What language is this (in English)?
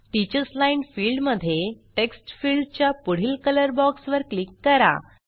Marathi